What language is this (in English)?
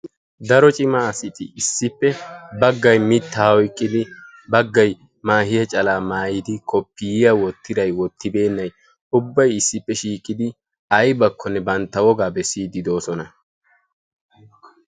Wolaytta